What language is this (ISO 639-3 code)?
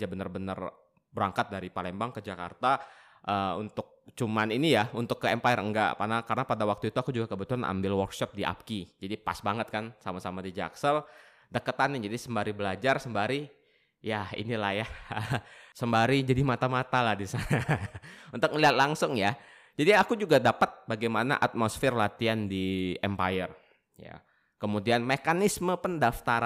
ind